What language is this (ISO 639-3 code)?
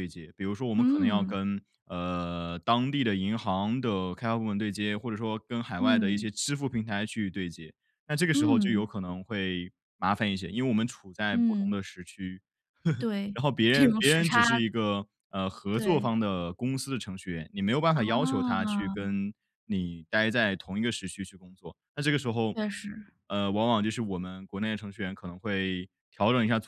zho